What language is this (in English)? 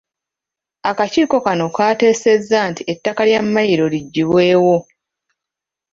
Ganda